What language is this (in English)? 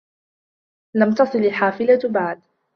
Arabic